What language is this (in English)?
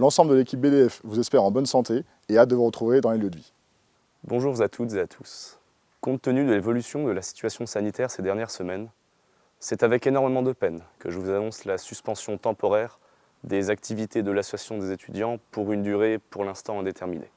French